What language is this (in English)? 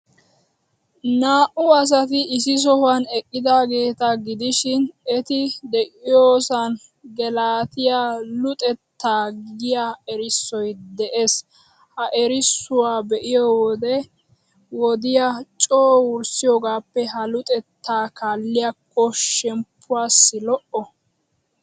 Wolaytta